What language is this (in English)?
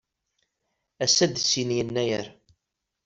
Kabyle